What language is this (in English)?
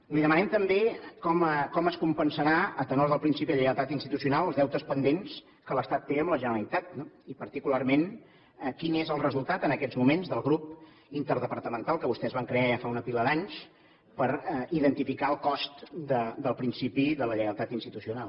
Catalan